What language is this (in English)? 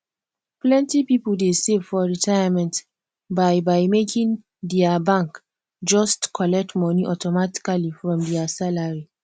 Nigerian Pidgin